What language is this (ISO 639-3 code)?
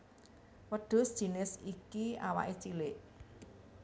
jav